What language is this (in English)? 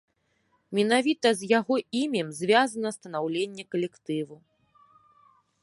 Belarusian